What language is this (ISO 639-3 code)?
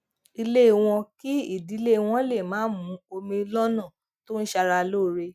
yor